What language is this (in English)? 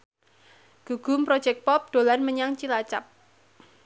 Javanese